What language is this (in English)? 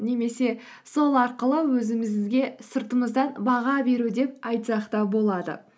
Kazakh